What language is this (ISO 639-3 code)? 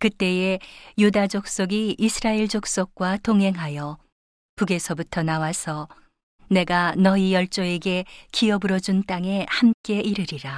kor